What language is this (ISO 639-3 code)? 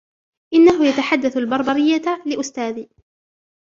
ara